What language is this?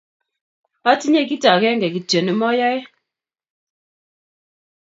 Kalenjin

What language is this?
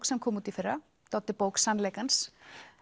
Icelandic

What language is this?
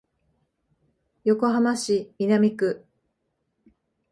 Japanese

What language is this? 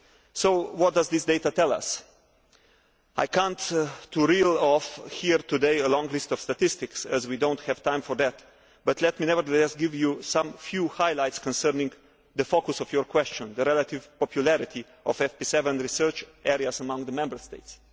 English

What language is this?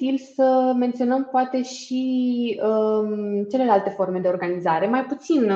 Romanian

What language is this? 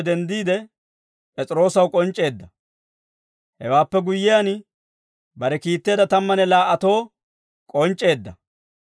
Dawro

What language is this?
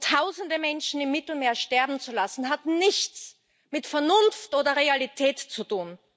German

